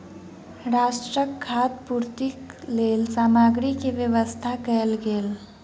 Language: Maithili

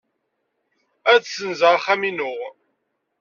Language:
Kabyle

